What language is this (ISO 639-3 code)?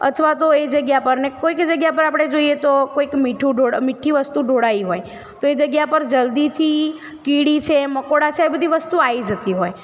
guj